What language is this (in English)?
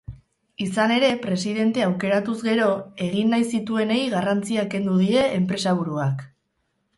Basque